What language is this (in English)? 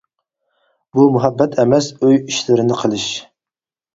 Uyghur